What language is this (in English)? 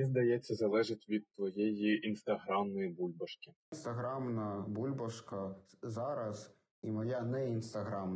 Ukrainian